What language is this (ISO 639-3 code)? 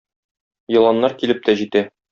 tat